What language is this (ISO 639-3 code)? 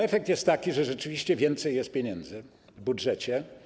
pol